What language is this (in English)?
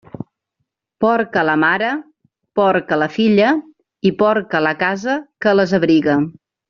Catalan